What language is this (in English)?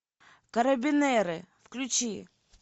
Russian